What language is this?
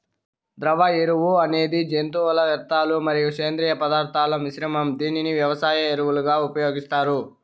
Telugu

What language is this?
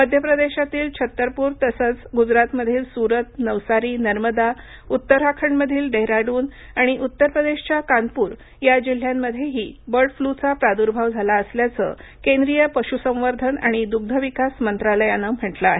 Marathi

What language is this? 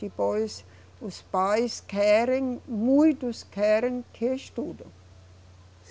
Portuguese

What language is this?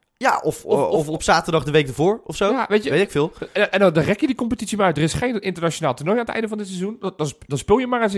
Dutch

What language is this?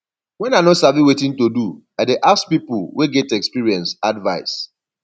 Nigerian Pidgin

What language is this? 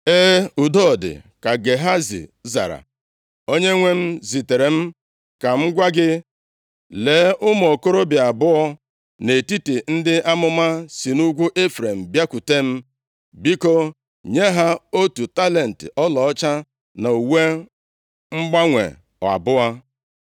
Igbo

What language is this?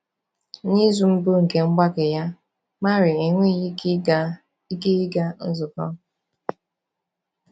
Igbo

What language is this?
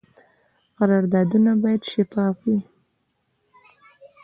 Pashto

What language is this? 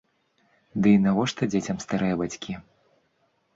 Belarusian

